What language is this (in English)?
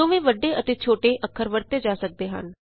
Punjabi